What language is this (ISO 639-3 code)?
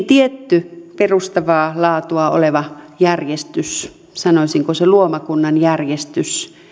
fin